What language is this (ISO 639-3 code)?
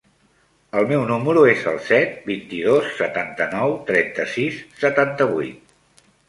cat